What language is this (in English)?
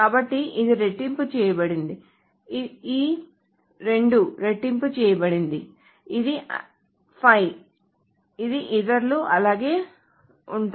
Telugu